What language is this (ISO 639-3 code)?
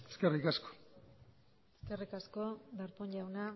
eus